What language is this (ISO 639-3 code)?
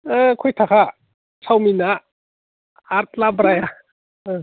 brx